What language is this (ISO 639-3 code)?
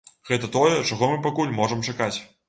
bel